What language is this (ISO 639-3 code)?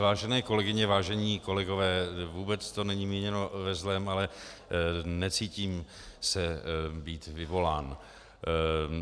ces